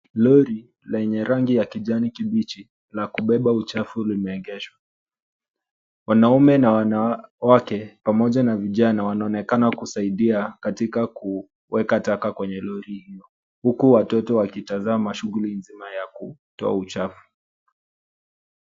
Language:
Swahili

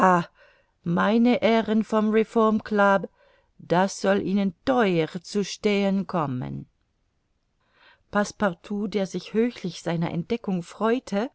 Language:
German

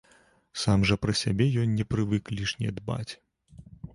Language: Belarusian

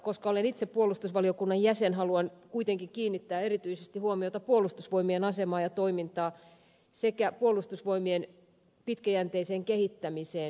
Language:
Finnish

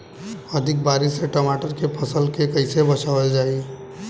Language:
Bhojpuri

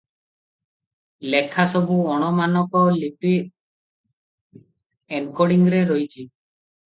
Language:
Odia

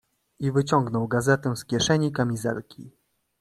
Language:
Polish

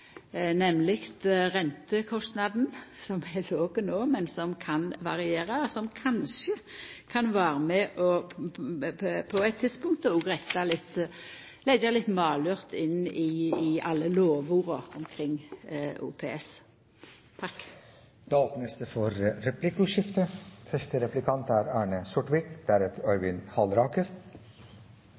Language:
Norwegian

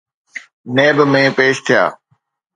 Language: Sindhi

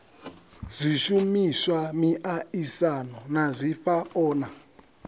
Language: Venda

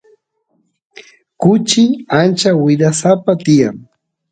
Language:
Santiago del Estero Quichua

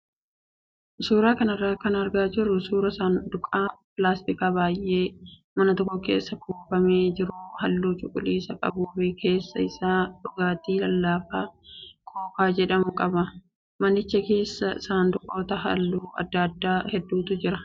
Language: Oromo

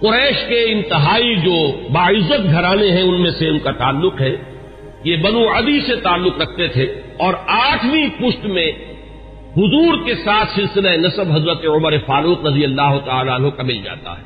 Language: Urdu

